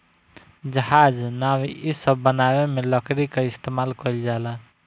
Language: Bhojpuri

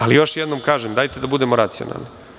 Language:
Serbian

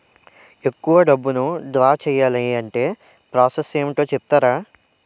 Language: Telugu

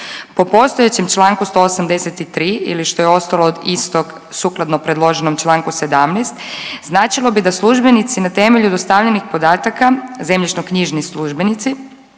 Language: Croatian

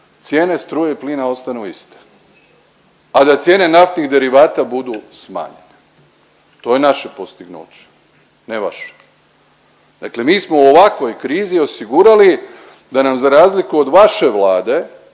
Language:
Croatian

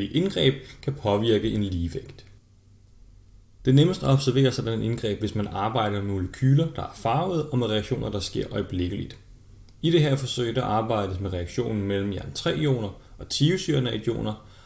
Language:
Danish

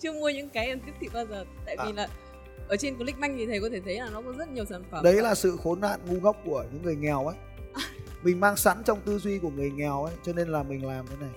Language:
Vietnamese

